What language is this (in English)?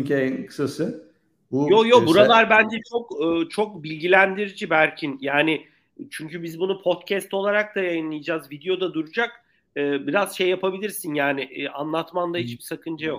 Turkish